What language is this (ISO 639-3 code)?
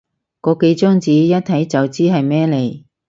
yue